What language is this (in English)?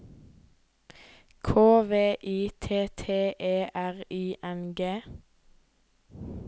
Norwegian